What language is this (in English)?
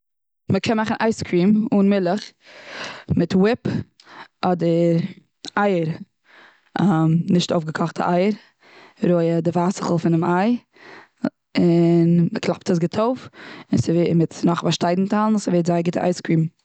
Yiddish